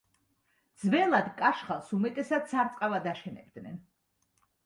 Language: Georgian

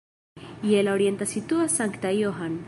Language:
Esperanto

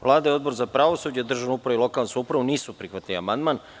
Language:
Serbian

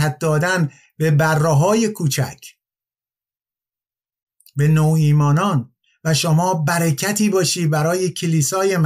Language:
Persian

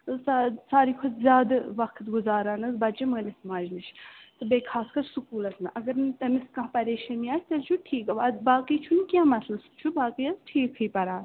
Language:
Kashmiri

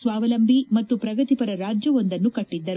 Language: Kannada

